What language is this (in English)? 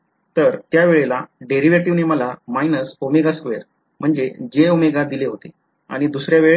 Marathi